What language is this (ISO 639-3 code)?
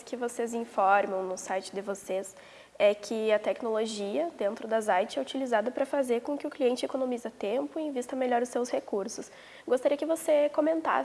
por